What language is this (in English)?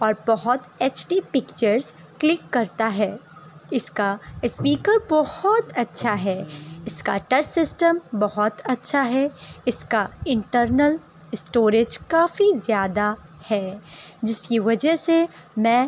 Urdu